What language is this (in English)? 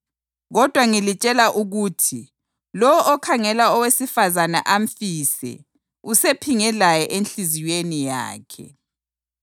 North Ndebele